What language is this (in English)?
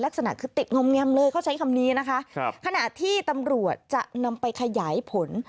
Thai